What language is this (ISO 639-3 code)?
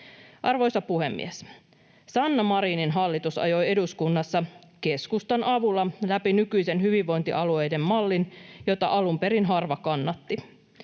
fin